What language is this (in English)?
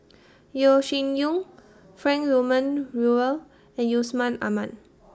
English